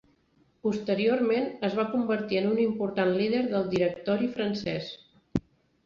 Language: Catalan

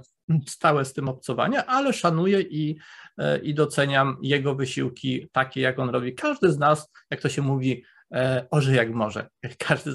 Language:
Polish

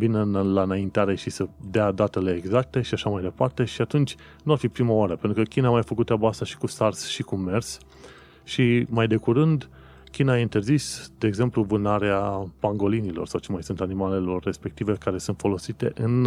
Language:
Romanian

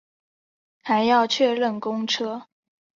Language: Chinese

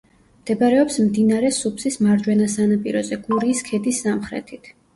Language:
Georgian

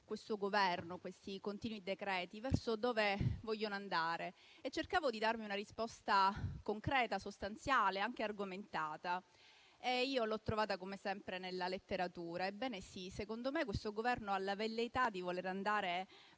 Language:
Italian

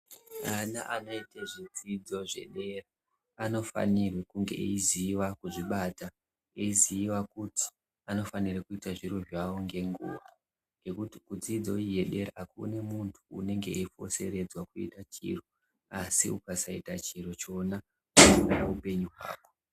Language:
Ndau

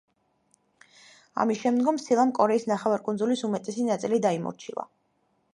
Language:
Georgian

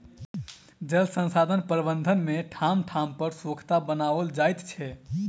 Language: Maithili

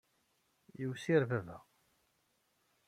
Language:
Kabyle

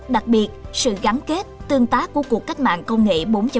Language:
Vietnamese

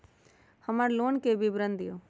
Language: Magahi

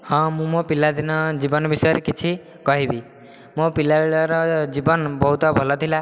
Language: Odia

